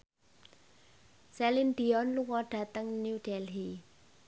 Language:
Javanese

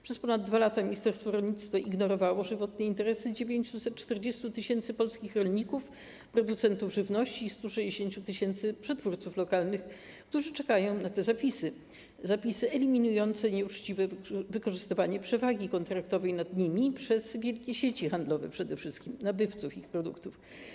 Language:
Polish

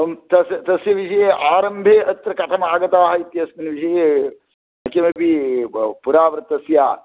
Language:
Sanskrit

